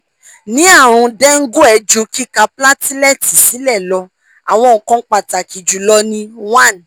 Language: Yoruba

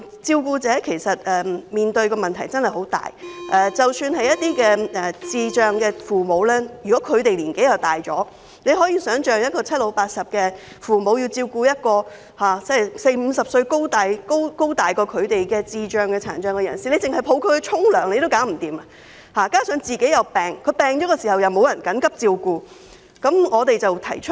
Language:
Cantonese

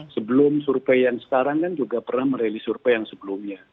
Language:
Indonesian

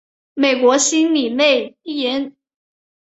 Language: Chinese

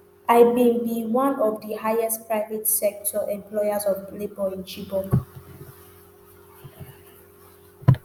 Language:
Nigerian Pidgin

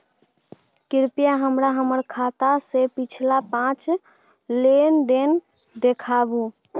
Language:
Maithili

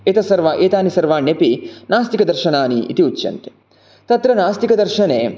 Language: Sanskrit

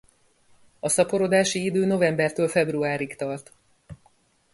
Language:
Hungarian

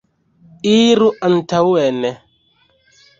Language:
Esperanto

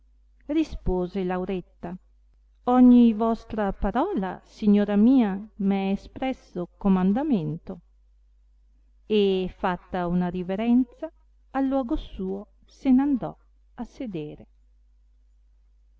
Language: Italian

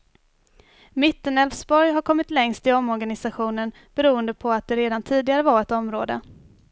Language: Swedish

